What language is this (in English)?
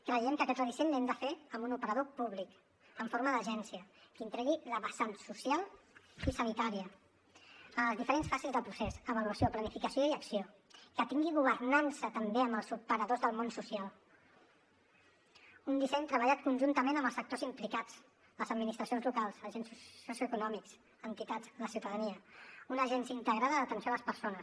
Catalan